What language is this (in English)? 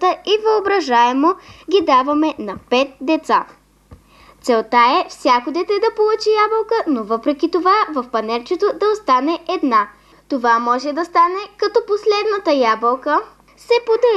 Bulgarian